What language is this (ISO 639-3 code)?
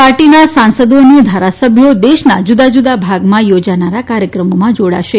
guj